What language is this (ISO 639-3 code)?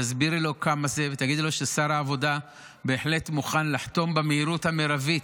heb